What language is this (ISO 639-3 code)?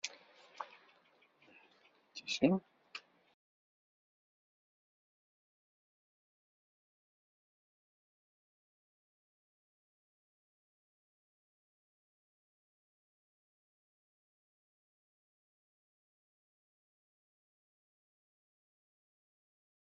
kab